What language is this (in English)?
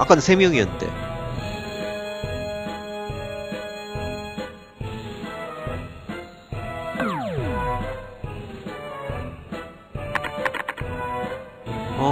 Korean